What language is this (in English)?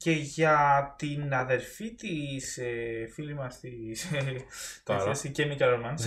Greek